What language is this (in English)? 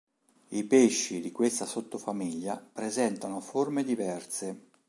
Italian